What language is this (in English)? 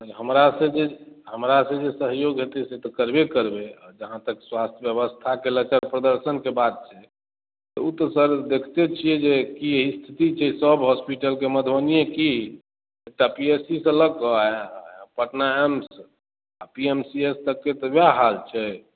Maithili